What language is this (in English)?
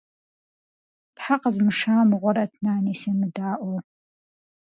Kabardian